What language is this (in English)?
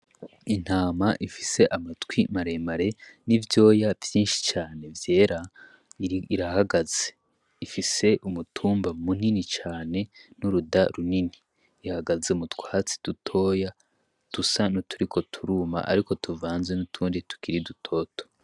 Rundi